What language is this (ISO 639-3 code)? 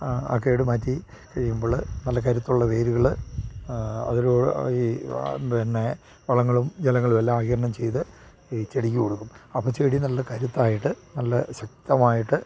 mal